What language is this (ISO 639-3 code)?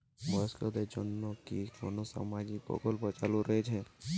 ben